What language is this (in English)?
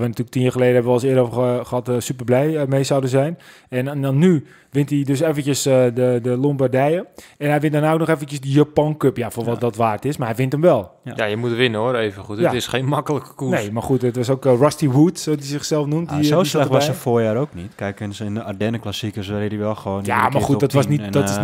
Dutch